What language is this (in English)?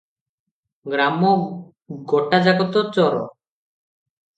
Odia